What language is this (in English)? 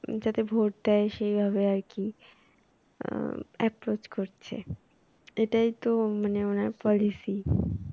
Bangla